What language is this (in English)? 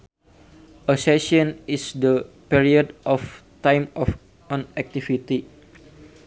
Sundanese